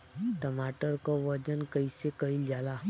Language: Bhojpuri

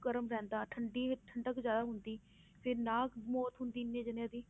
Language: Punjabi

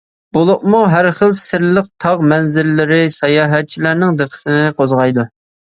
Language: Uyghur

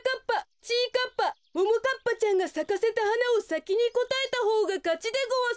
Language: Japanese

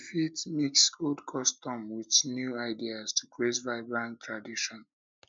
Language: Nigerian Pidgin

